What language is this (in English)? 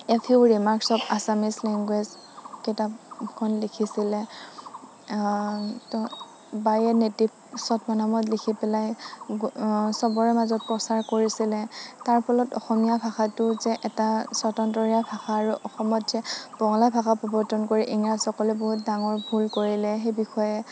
Assamese